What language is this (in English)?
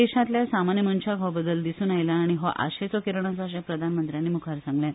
Konkani